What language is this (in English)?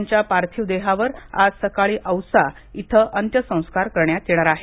Marathi